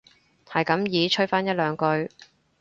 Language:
Cantonese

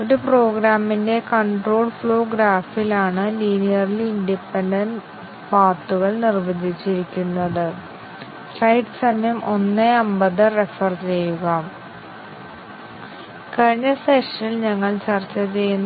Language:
Malayalam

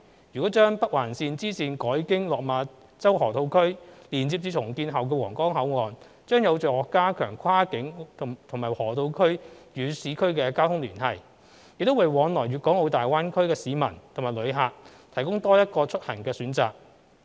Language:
Cantonese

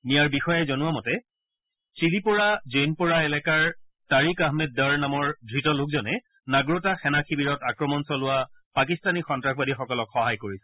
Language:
Assamese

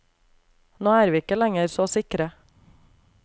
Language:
Norwegian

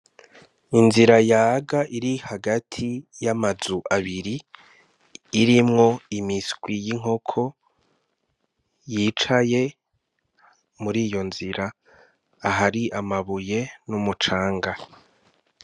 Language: Rundi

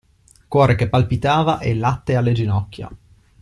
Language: Italian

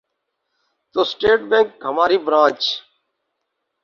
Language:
Urdu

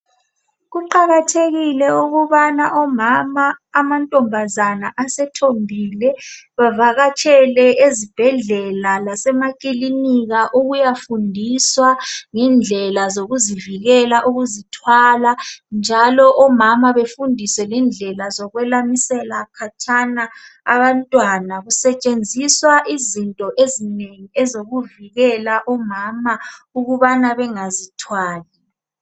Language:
North Ndebele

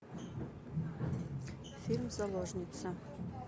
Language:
Russian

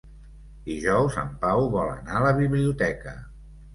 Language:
Catalan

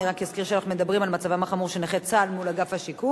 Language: Hebrew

